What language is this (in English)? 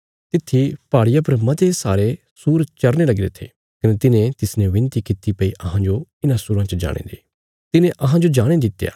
Bilaspuri